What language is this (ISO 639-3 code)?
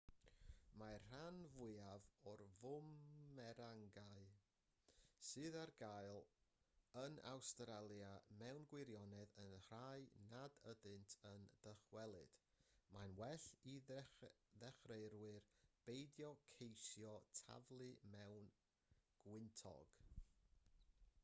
cym